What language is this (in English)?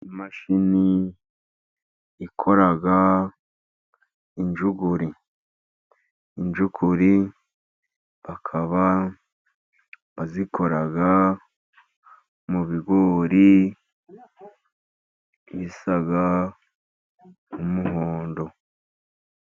Kinyarwanda